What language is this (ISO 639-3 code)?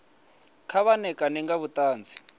ven